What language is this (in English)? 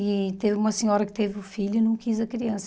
Portuguese